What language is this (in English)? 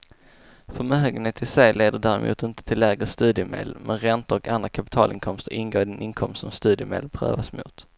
Swedish